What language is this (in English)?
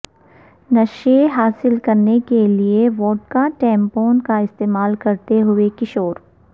Urdu